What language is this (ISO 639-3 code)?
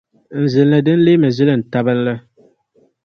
dag